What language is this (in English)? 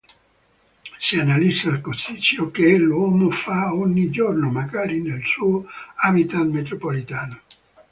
Italian